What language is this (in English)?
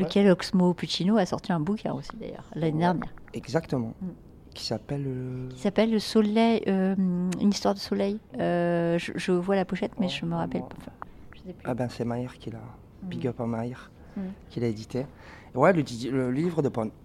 French